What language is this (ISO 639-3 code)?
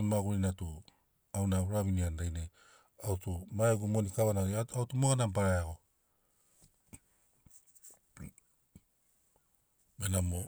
snc